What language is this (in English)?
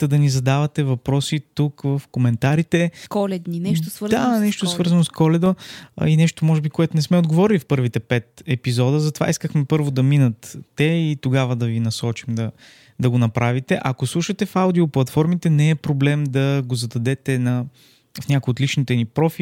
Bulgarian